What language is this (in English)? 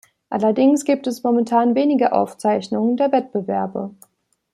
German